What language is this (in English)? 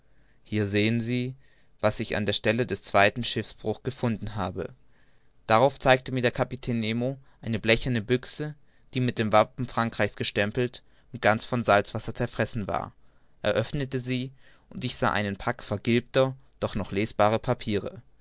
German